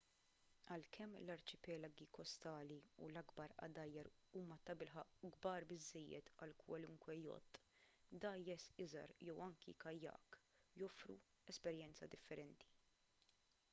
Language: Maltese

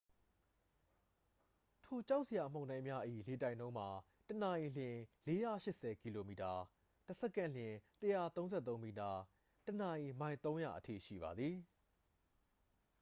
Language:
Burmese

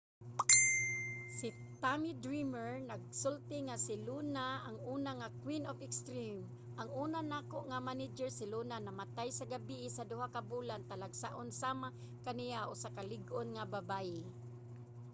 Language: Cebuano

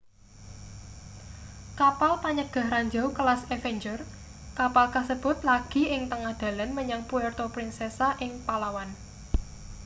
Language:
Javanese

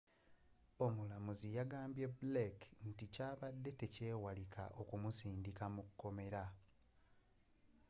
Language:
Ganda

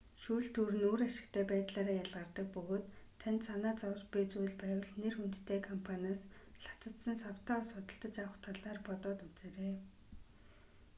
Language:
Mongolian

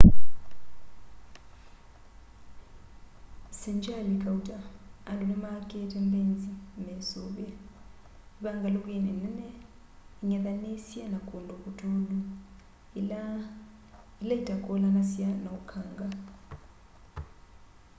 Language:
Kamba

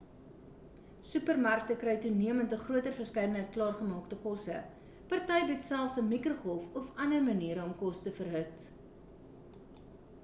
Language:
Afrikaans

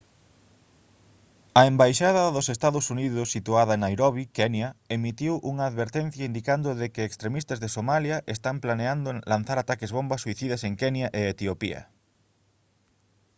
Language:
Galician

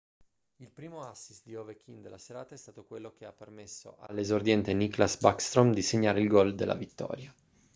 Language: Italian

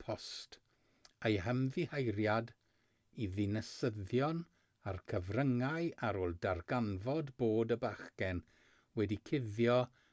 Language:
Welsh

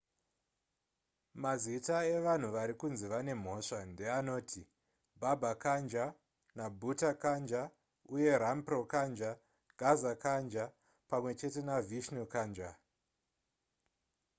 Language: Shona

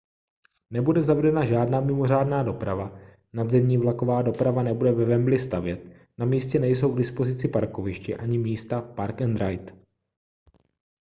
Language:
Czech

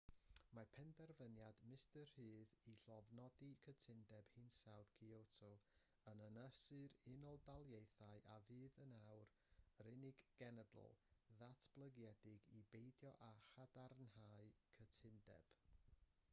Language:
Welsh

